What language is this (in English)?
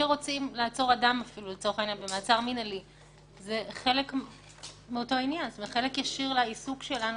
Hebrew